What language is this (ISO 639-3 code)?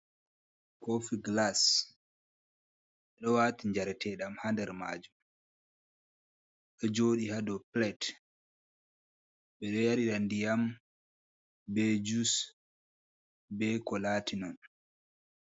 ful